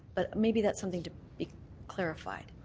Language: English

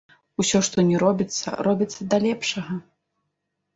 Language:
Belarusian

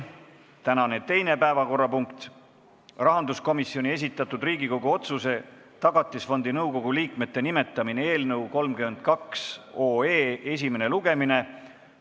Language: Estonian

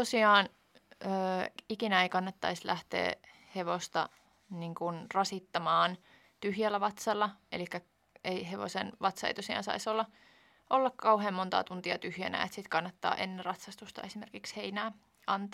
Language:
Finnish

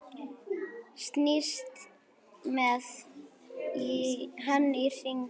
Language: Icelandic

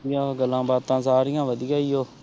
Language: Punjabi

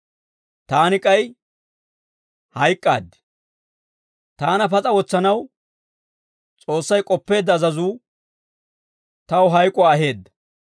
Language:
Dawro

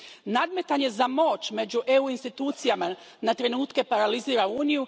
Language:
Croatian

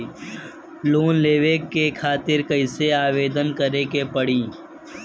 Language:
Bhojpuri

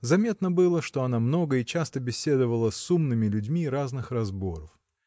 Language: Russian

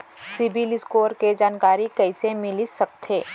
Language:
Chhattisgarhi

